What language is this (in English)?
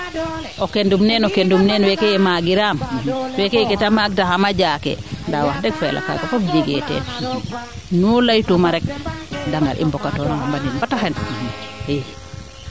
Serer